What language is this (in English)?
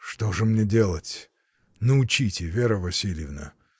Russian